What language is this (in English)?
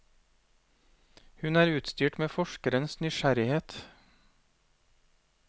Norwegian